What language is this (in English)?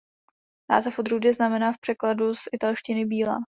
Czech